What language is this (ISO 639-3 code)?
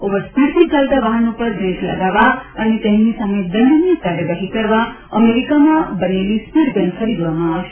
guj